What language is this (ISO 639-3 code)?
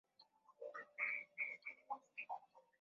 swa